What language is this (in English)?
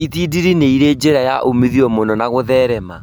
Kikuyu